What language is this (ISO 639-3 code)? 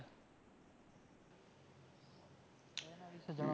guj